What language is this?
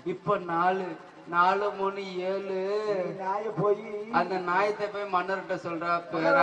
Tamil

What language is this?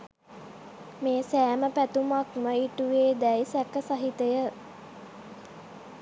Sinhala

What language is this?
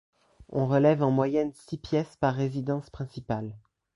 French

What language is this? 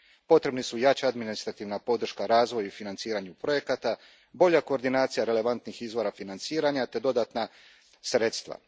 Croatian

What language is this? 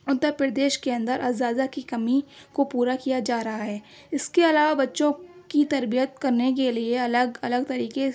Urdu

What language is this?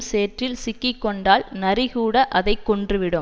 Tamil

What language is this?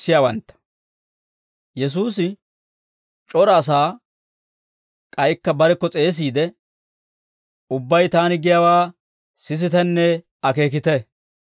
Dawro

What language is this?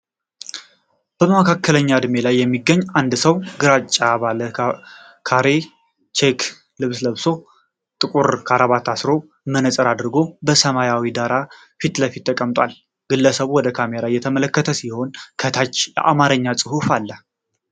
Amharic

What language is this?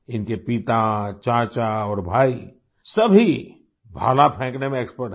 Hindi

